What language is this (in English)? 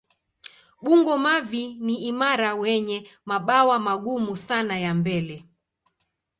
Swahili